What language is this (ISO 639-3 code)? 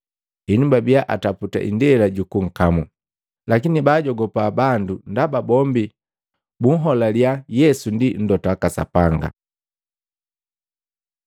mgv